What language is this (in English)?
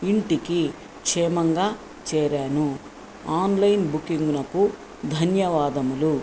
Telugu